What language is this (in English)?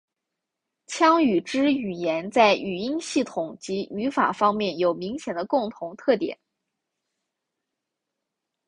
Chinese